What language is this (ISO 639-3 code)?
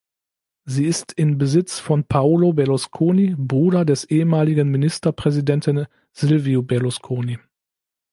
deu